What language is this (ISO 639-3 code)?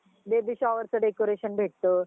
mar